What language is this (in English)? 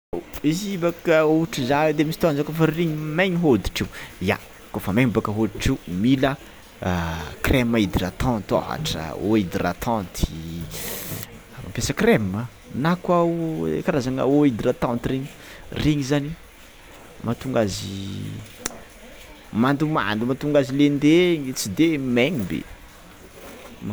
Tsimihety Malagasy